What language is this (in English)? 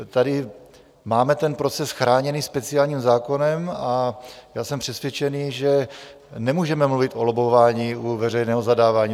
Czech